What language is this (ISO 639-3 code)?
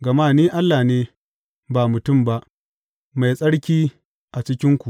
hau